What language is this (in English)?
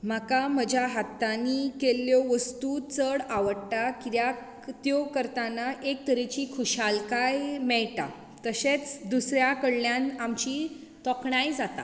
Konkani